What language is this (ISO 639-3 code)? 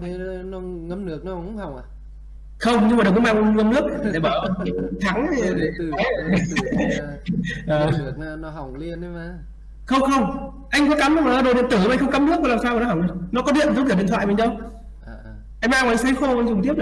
vie